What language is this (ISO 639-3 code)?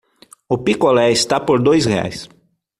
por